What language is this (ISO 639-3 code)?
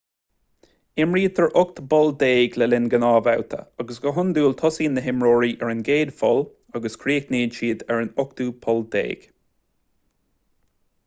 gle